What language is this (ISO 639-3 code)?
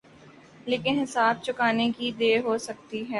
urd